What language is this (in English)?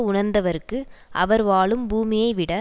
Tamil